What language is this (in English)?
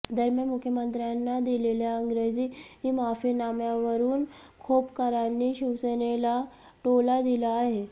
Marathi